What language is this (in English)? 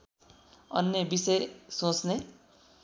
Nepali